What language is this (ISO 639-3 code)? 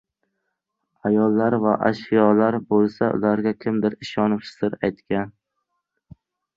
uzb